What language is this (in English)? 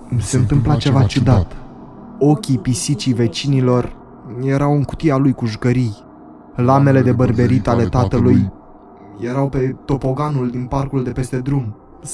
Romanian